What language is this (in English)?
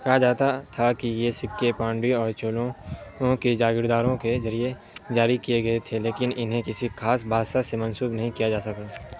Urdu